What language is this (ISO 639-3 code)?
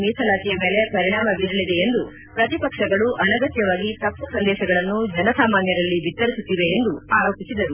kan